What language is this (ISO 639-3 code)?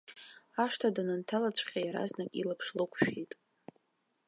abk